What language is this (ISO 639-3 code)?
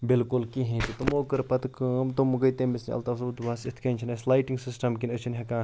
kas